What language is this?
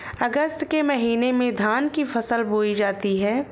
Hindi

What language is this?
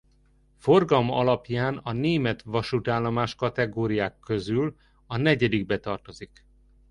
Hungarian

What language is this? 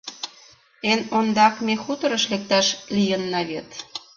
Mari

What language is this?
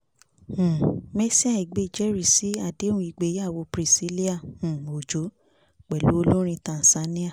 Yoruba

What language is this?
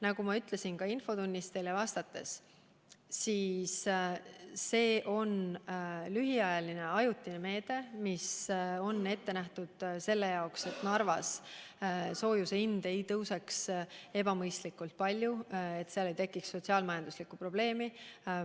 Estonian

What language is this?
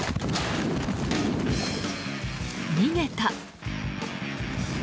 Japanese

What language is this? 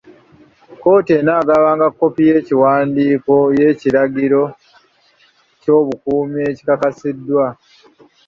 Ganda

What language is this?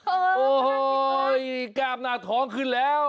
Thai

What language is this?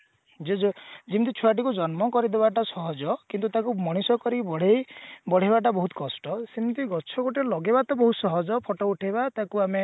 Odia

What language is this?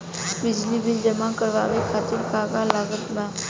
Bhojpuri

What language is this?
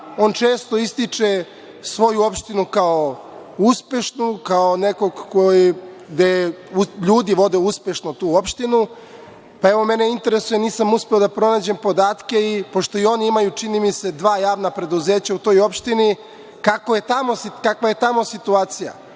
Serbian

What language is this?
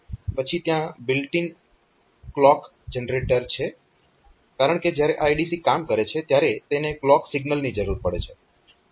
Gujarati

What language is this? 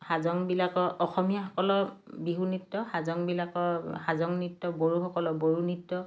Assamese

